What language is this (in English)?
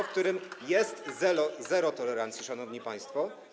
Polish